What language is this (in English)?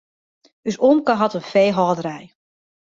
Western Frisian